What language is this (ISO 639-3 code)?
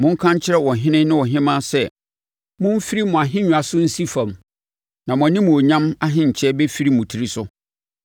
aka